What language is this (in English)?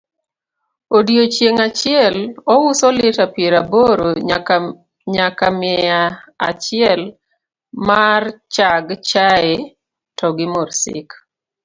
Luo (Kenya and Tanzania)